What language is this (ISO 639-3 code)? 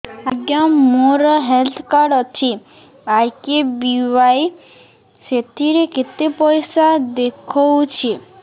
ori